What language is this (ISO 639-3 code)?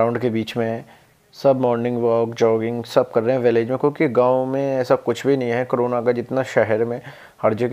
hin